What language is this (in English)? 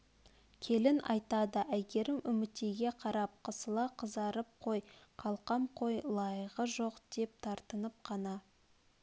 Kazakh